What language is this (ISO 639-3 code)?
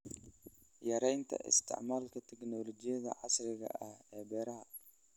som